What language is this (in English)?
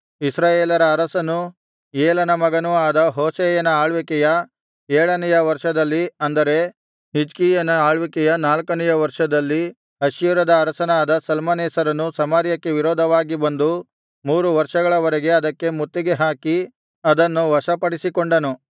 Kannada